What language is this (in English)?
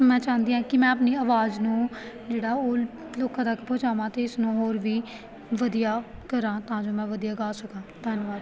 Punjabi